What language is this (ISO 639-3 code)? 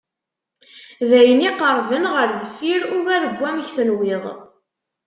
kab